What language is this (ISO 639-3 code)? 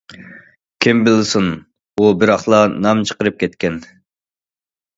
uig